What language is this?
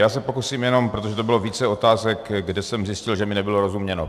Czech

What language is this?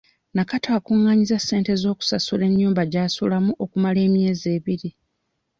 Ganda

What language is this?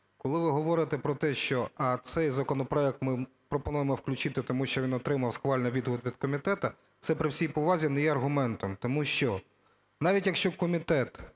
Ukrainian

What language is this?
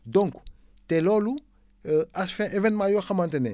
Wolof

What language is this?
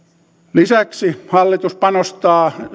Finnish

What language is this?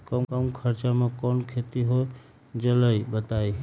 Magahi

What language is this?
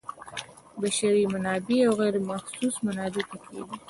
Pashto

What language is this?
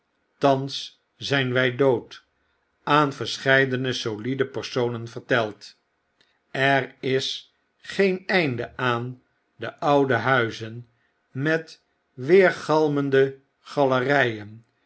Dutch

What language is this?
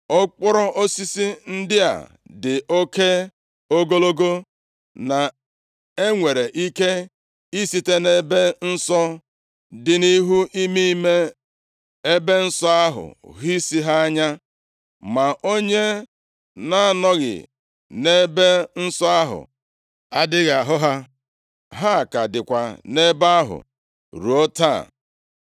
Igbo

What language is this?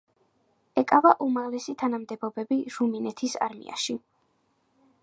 Georgian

